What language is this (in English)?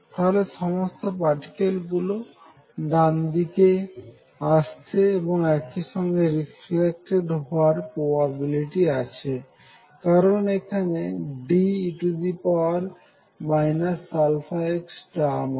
Bangla